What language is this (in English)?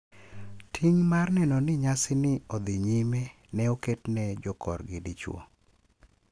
Luo (Kenya and Tanzania)